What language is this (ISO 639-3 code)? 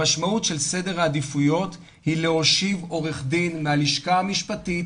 heb